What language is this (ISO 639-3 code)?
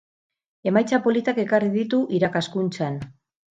eus